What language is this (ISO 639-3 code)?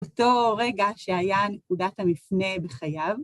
heb